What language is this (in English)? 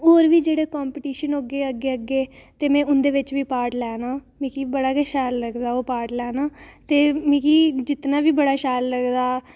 Dogri